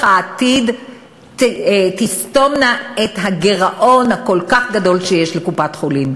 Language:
Hebrew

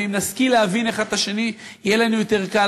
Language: Hebrew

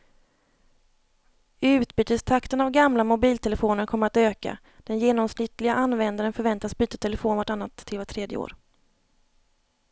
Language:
Swedish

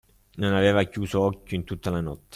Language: Italian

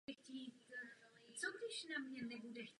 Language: Czech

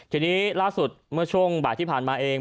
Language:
Thai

